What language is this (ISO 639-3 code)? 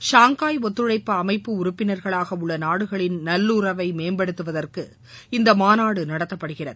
tam